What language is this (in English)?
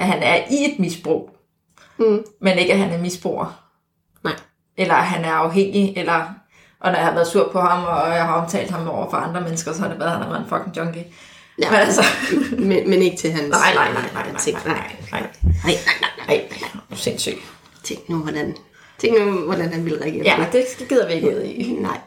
Danish